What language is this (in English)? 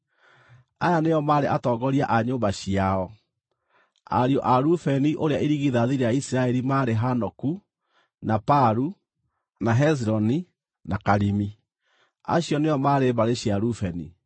Kikuyu